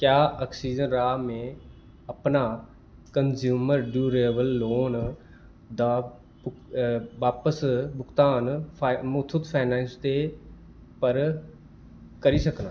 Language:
Dogri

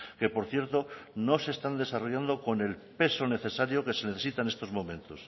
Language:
Spanish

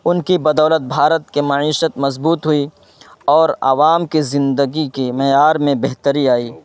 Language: Urdu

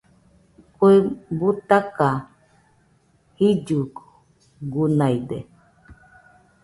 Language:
Nüpode Huitoto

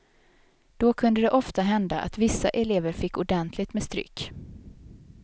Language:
Swedish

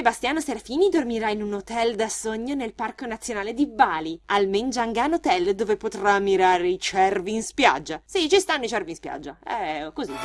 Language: Italian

